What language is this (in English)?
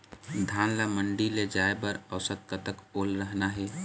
Chhattisgarhi